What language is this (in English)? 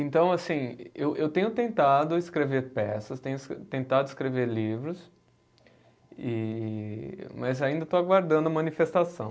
Portuguese